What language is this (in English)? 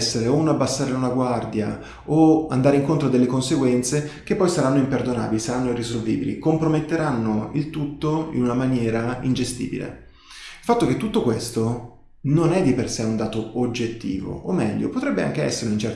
Italian